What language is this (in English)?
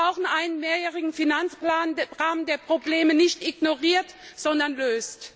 German